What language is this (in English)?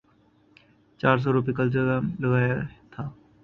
Urdu